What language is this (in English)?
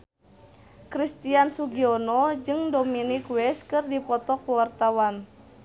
Sundanese